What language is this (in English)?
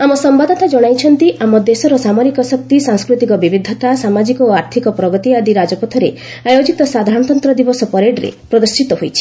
Odia